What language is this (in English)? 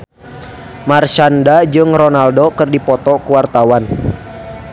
Sundanese